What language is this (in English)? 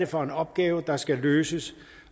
Danish